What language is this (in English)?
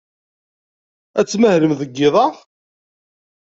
Kabyle